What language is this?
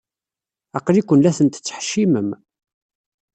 Kabyle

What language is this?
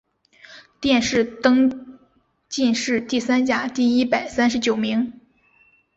Chinese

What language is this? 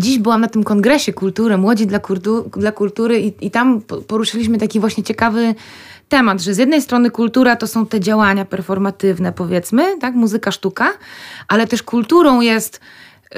Polish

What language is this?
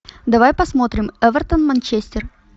Russian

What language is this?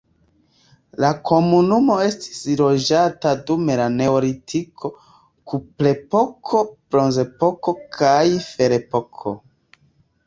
Esperanto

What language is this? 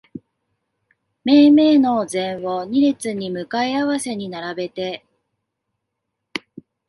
Japanese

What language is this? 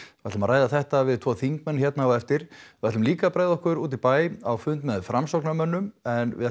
Icelandic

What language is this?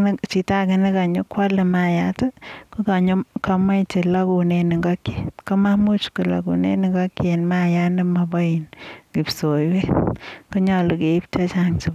Kalenjin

